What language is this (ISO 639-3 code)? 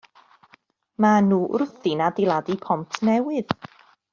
cym